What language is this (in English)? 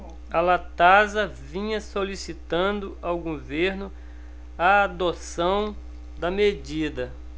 Portuguese